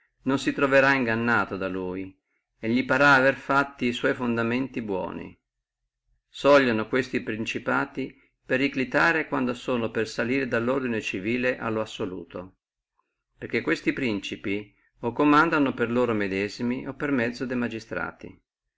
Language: Italian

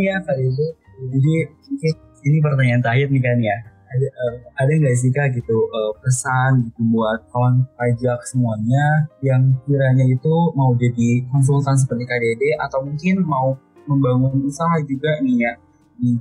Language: Indonesian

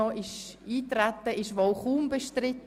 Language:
Swiss German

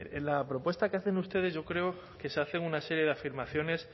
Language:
Spanish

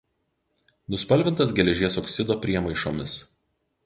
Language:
Lithuanian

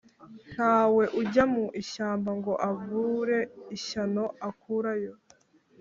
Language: Kinyarwanda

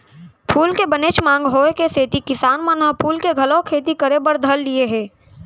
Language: Chhattisgarhi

